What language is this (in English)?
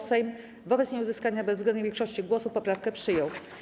Polish